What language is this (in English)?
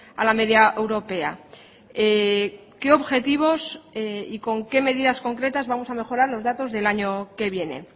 Spanish